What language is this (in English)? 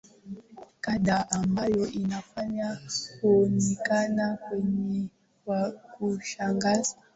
Swahili